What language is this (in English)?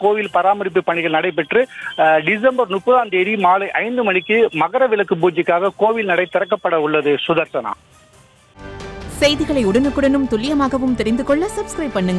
Tamil